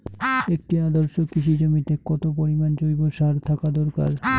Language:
Bangla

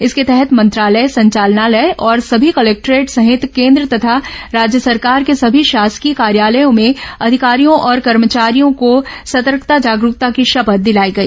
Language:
Hindi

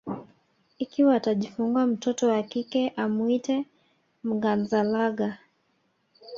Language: Swahili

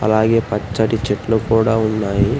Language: Telugu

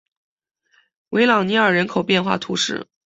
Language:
Chinese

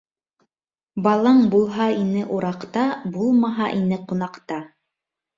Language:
Bashkir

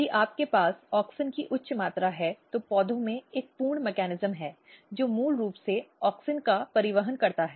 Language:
Hindi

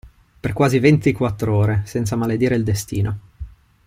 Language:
Italian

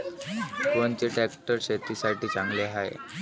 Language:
Marathi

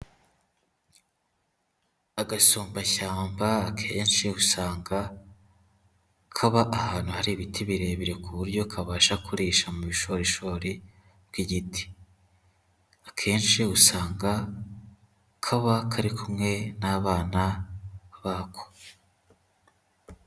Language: Kinyarwanda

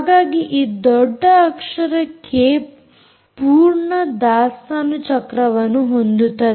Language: Kannada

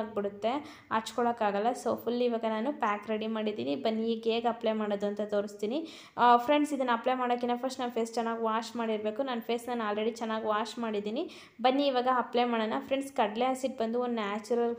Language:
Kannada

